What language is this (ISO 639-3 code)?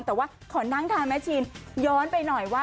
tha